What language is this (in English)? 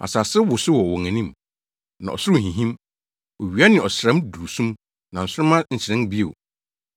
Akan